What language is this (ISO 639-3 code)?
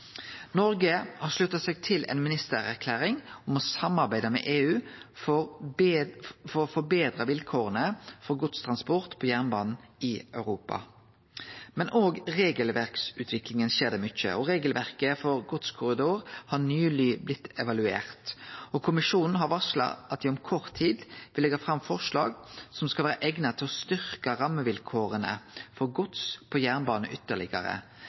nno